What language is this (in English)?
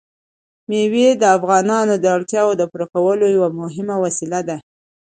Pashto